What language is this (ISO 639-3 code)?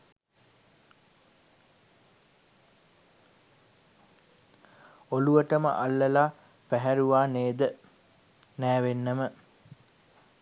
sin